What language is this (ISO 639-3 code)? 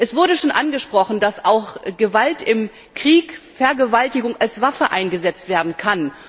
deu